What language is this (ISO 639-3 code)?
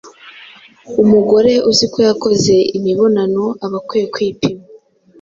kin